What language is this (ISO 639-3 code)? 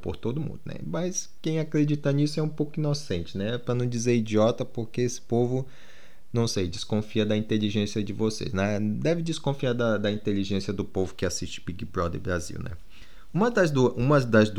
por